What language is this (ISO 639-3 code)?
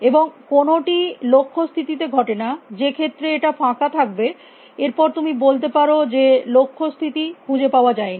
ben